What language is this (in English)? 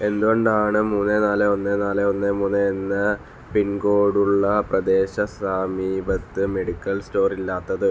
Malayalam